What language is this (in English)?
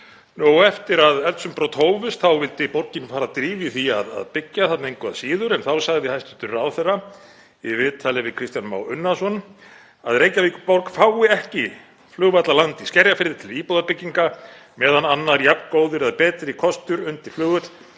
Icelandic